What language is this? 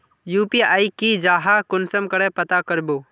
Magahi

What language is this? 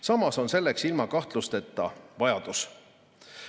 Estonian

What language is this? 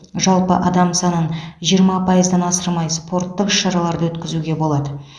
Kazakh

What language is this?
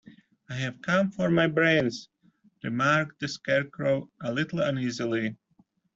English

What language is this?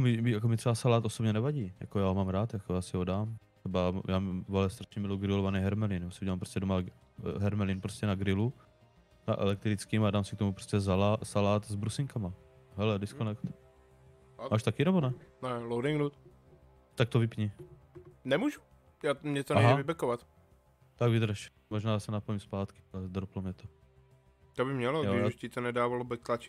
Czech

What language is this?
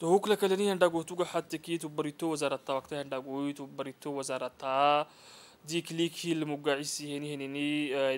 Arabic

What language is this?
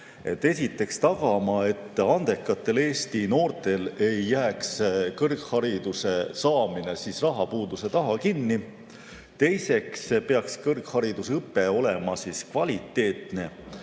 Estonian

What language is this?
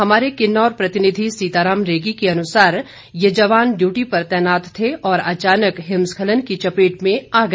Hindi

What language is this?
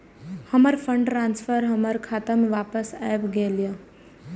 Maithili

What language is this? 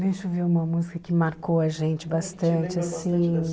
Portuguese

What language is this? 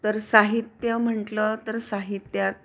Marathi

